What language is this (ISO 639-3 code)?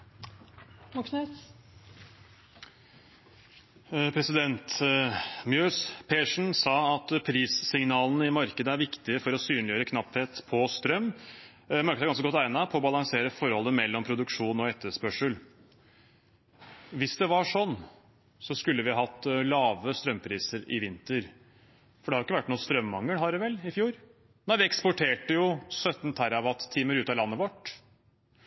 nob